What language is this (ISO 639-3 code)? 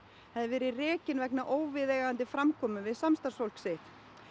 isl